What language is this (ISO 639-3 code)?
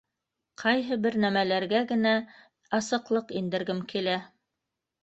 bak